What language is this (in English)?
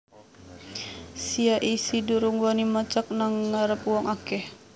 Javanese